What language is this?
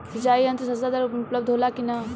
Bhojpuri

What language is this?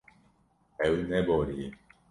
Kurdish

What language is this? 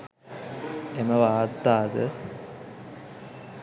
Sinhala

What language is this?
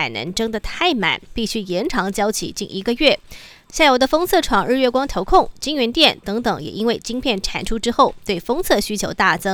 Chinese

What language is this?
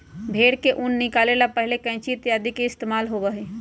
Magahi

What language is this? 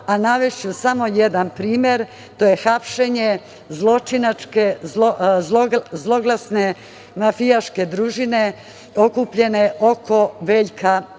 Serbian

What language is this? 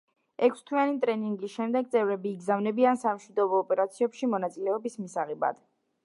Georgian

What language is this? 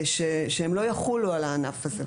Hebrew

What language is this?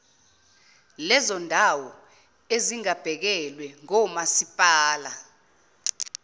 Zulu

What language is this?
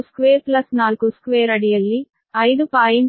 Kannada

